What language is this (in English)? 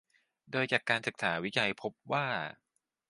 Thai